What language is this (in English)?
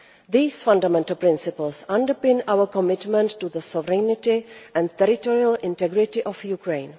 English